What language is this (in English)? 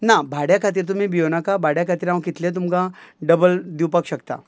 Konkani